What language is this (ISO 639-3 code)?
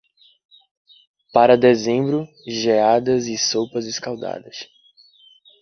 por